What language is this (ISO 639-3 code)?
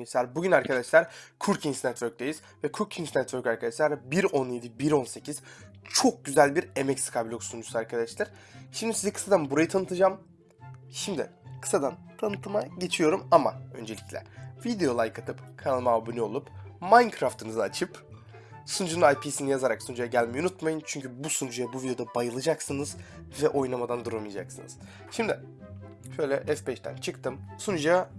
tur